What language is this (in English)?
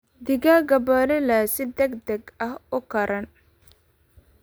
Somali